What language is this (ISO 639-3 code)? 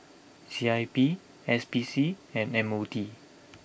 eng